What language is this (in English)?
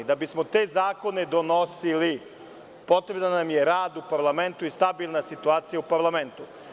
Serbian